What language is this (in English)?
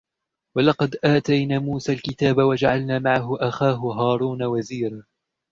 Arabic